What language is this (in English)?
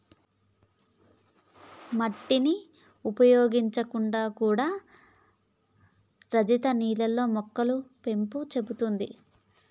Telugu